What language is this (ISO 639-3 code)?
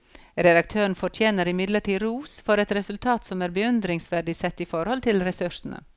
nor